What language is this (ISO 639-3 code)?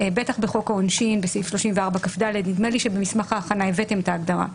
heb